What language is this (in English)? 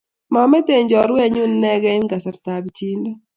Kalenjin